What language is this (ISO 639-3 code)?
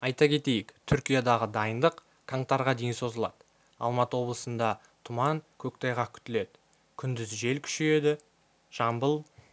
kaz